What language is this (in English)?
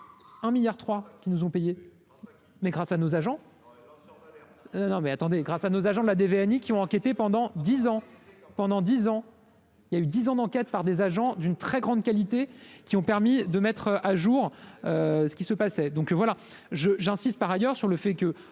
French